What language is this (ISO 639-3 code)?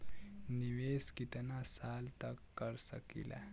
bho